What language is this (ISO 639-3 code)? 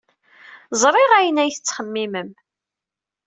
kab